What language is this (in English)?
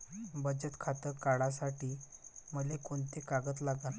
Marathi